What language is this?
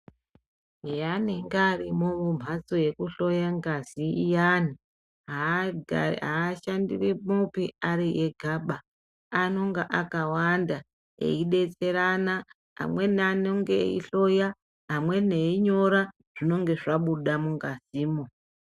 Ndau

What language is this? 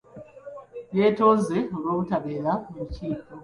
Ganda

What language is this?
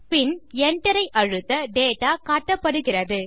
Tamil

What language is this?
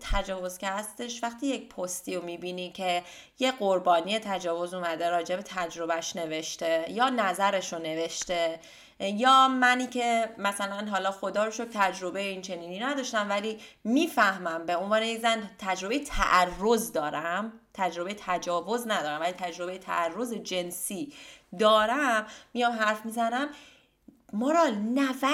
Persian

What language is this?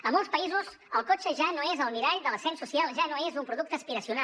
Catalan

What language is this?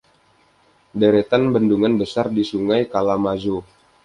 Indonesian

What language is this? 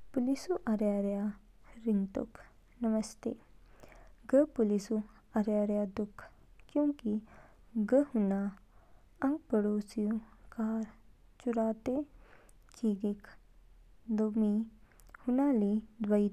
Kinnauri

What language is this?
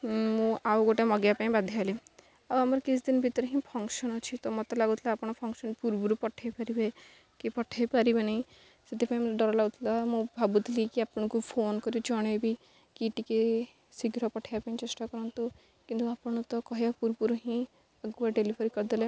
Odia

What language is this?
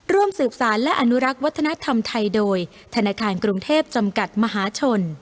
Thai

